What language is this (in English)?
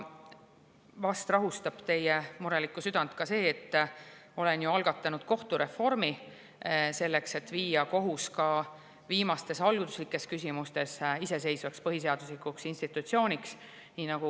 Estonian